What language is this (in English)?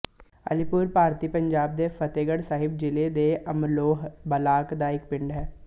Punjabi